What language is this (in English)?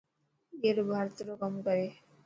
Dhatki